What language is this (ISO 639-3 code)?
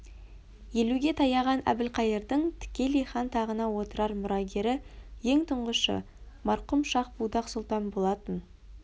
kaz